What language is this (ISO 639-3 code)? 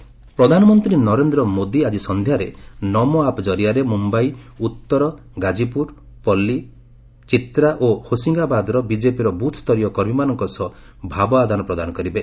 ori